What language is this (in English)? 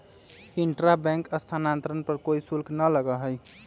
Magahi